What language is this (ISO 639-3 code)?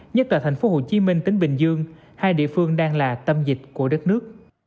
vie